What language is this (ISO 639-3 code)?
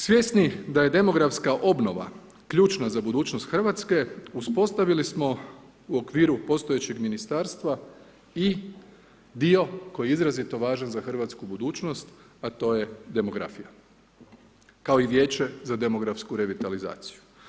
hrv